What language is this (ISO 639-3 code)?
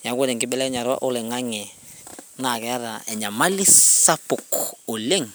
mas